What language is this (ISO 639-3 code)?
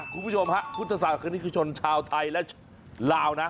tha